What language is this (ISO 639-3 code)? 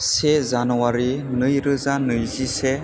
brx